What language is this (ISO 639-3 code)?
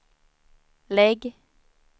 swe